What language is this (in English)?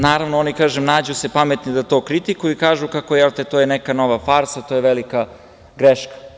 Serbian